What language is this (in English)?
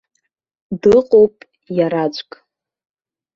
Abkhazian